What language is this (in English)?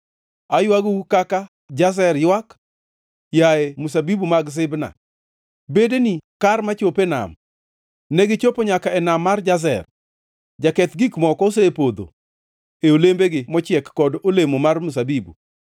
Luo (Kenya and Tanzania)